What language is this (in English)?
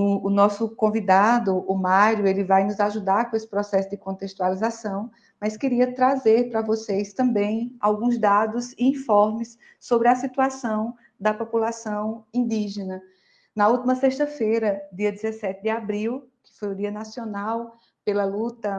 Portuguese